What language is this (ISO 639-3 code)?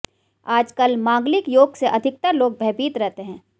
hin